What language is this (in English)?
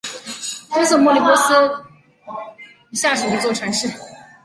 Chinese